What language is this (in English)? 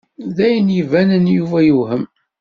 Kabyle